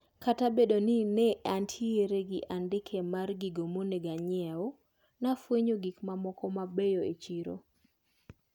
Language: Luo (Kenya and Tanzania)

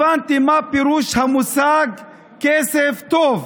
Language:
Hebrew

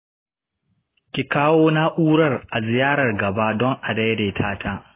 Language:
Hausa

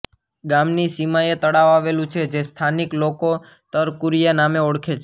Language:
Gujarati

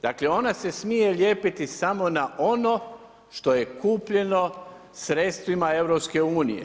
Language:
Croatian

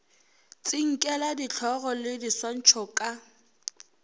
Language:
Northern Sotho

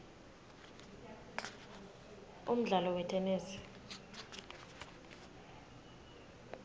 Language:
Swati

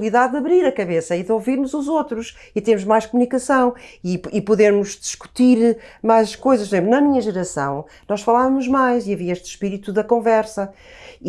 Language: Portuguese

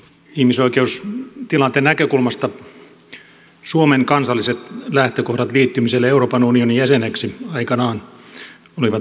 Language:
Finnish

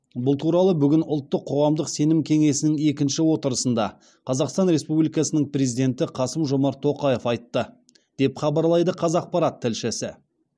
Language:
Kazakh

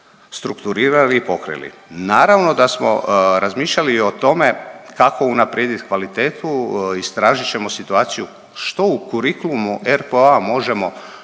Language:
Croatian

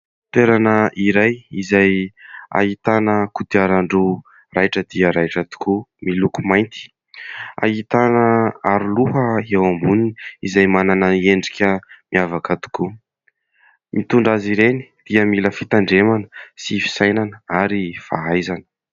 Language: Malagasy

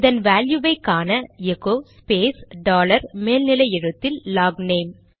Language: Tamil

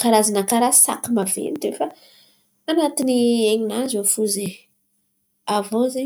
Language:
Antankarana Malagasy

